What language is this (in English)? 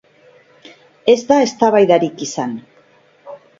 Basque